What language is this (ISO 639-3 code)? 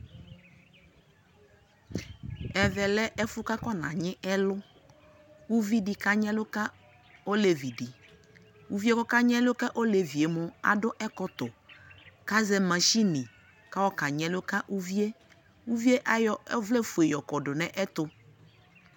kpo